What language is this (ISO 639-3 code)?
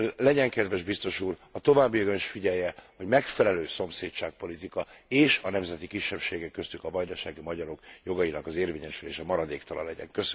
hun